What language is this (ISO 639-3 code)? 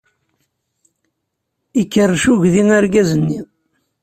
kab